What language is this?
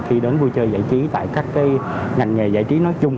Vietnamese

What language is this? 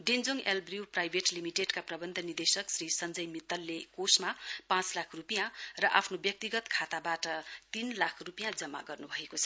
Nepali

